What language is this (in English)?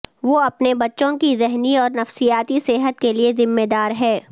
Urdu